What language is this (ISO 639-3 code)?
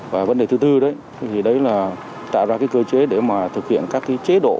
vie